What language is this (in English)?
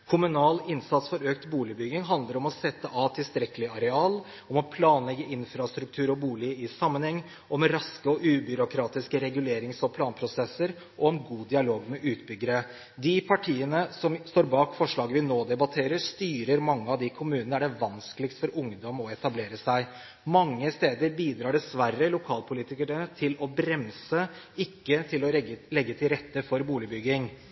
Norwegian Bokmål